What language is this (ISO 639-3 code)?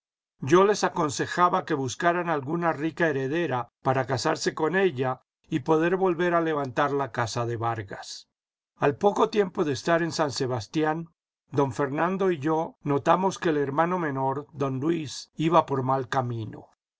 spa